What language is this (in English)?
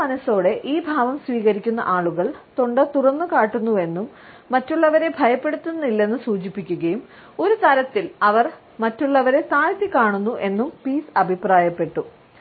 Malayalam